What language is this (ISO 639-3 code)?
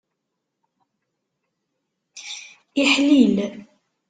kab